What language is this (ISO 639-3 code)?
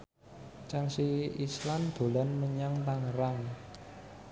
jav